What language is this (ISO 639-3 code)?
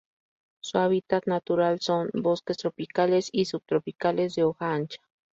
spa